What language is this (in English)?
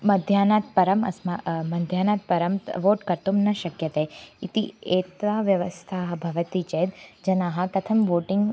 Sanskrit